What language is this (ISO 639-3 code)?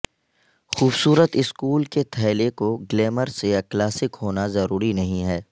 urd